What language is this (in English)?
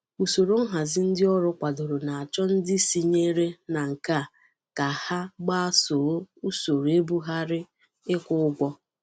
Igbo